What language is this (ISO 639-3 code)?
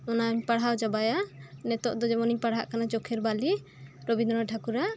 sat